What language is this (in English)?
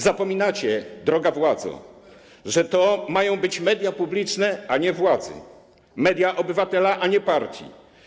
Polish